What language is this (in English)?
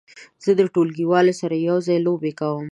Pashto